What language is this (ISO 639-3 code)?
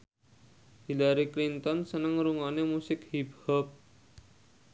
jav